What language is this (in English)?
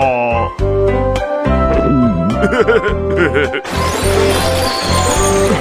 Indonesian